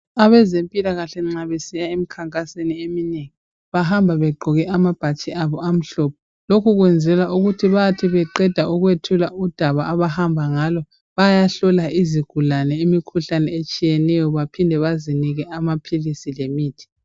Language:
North Ndebele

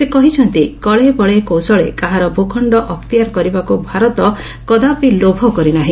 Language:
Odia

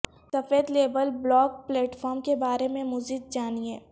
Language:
Urdu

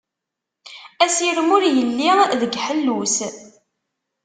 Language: Kabyle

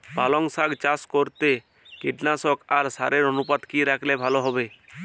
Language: Bangla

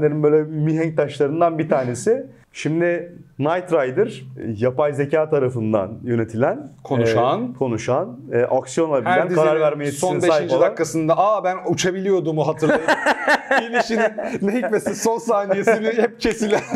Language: Turkish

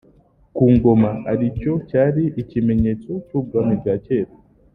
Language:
Kinyarwanda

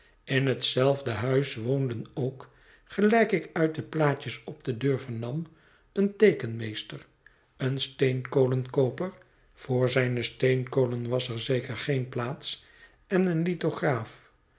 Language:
Dutch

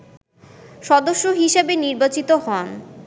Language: Bangla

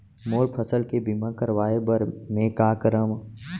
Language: Chhattisgarhi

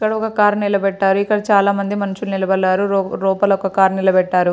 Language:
Telugu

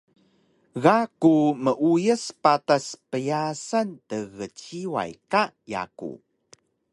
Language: Taroko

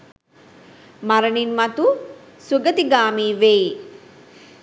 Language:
Sinhala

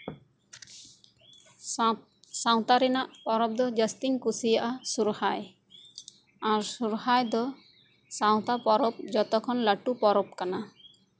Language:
Santali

